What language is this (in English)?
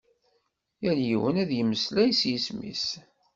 Kabyle